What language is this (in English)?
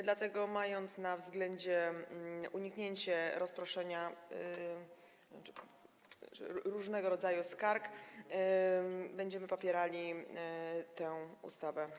Polish